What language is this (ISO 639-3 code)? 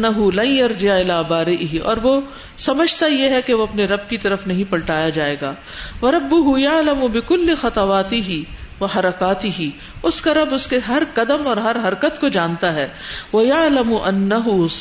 urd